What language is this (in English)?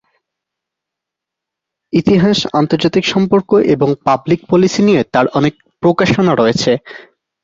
Bangla